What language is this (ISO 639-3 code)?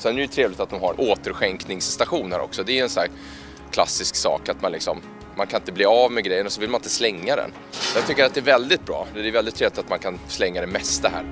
swe